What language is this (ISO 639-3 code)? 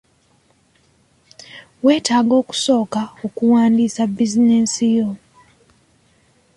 lug